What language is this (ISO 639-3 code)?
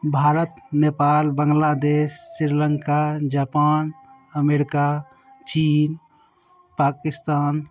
mai